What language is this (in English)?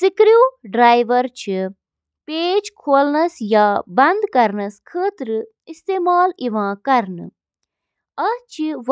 Kashmiri